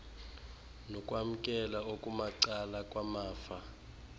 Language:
Xhosa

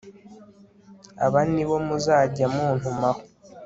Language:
Kinyarwanda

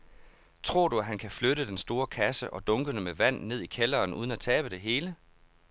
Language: Danish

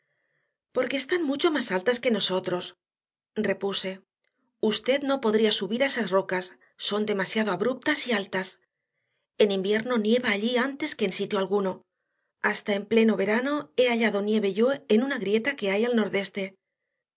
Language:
Spanish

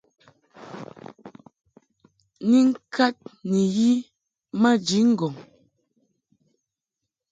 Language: Mungaka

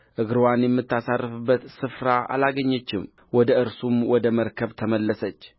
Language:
Amharic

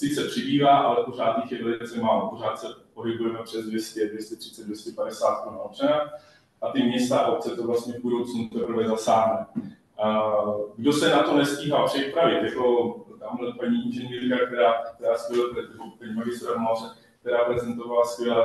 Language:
Czech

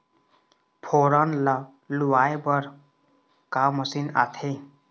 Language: Chhattisgarhi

